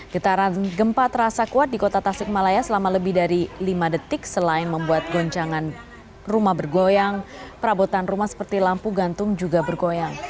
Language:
Indonesian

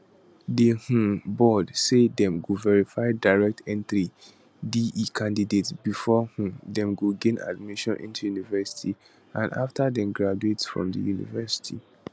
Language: Nigerian Pidgin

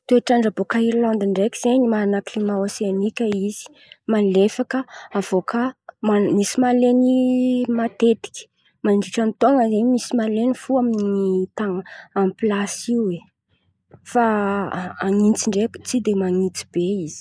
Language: Antankarana Malagasy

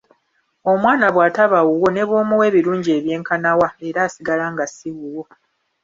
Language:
Ganda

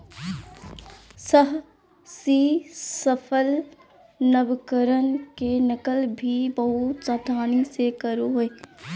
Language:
Magahi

